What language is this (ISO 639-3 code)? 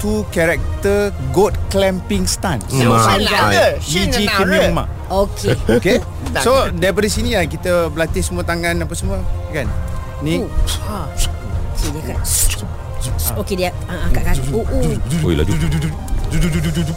msa